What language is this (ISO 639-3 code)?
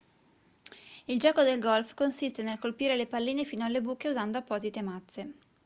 ita